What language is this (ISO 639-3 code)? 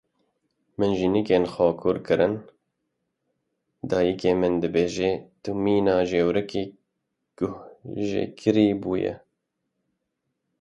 kur